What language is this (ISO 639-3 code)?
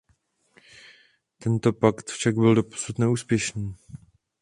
ces